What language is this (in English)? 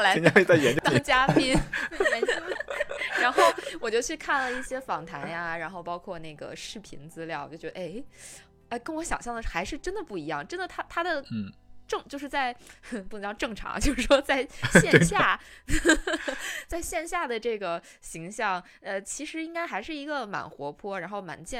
Chinese